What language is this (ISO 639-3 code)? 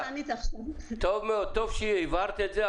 heb